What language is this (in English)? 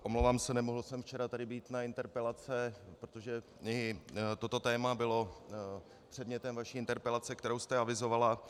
Czech